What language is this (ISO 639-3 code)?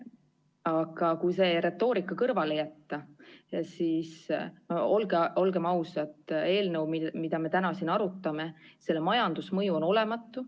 est